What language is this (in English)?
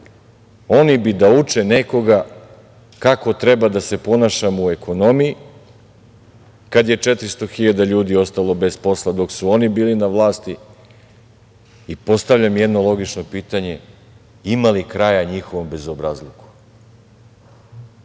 Serbian